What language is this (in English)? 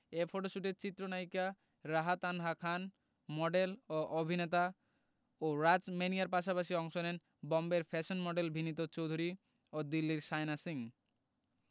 Bangla